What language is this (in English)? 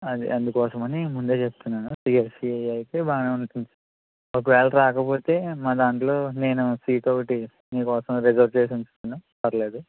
Telugu